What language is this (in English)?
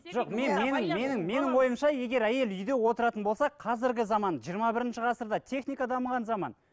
Kazakh